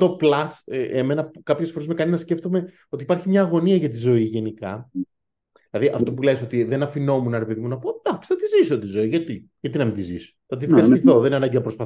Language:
Greek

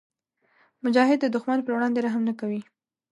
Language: Pashto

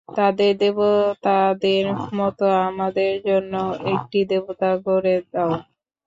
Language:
Bangla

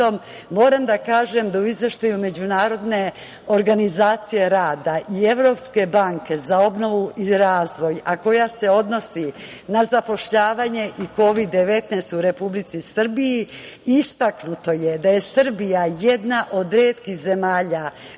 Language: Serbian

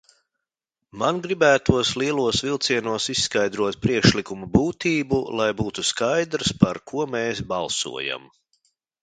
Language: Latvian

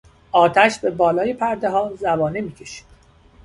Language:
Persian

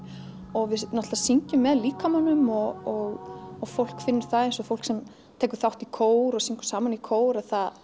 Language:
Icelandic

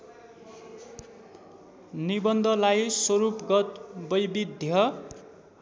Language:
Nepali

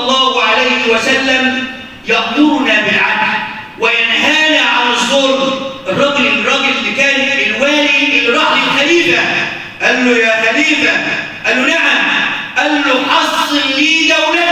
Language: Arabic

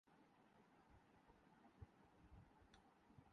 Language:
Urdu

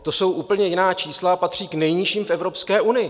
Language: Czech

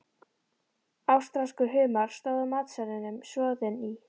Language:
Icelandic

